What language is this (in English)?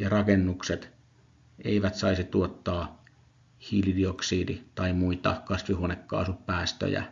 Finnish